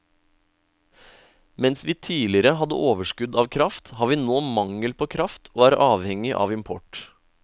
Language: Norwegian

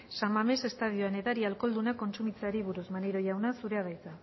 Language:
Basque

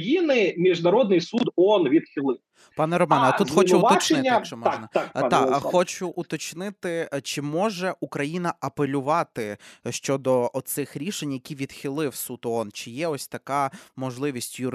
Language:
Ukrainian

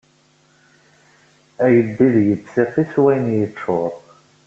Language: Kabyle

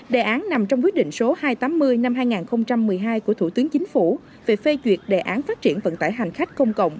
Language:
Vietnamese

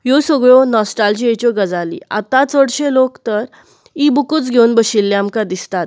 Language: Konkani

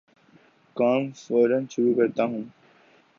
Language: Urdu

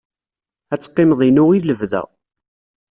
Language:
Kabyle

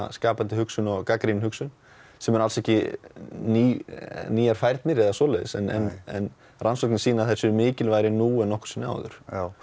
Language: Icelandic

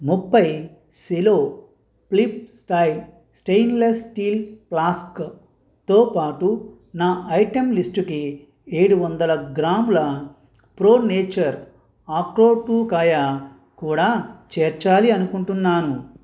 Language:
Telugu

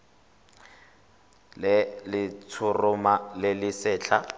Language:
Tswana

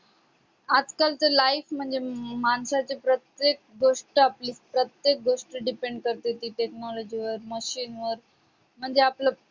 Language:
Marathi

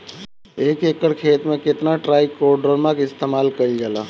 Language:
Bhojpuri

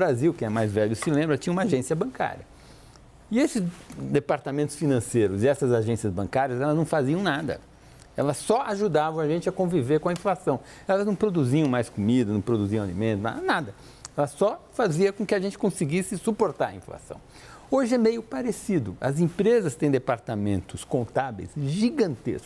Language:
Portuguese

